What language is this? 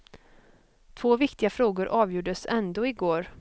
Swedish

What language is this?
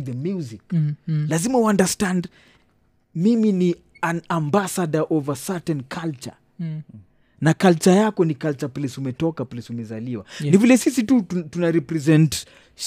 Swahili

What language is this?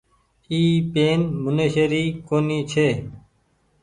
Goaria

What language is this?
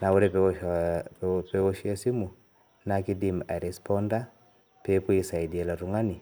Masai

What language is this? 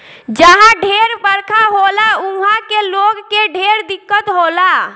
Bhojpuri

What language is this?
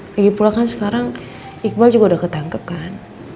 Indonesian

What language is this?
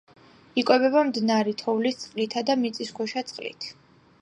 Georgian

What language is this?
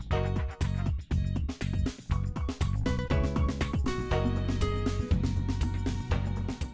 Vietnamese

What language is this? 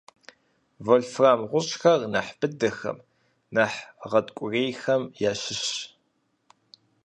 Kabardian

